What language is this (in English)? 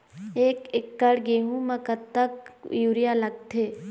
Chhattisgarhi